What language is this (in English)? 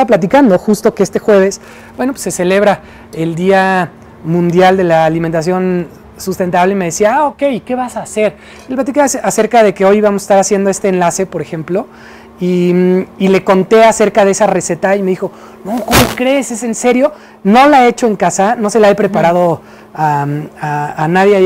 Spanish